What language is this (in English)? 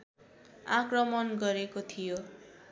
Nepali